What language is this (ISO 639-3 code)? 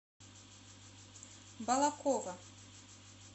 rus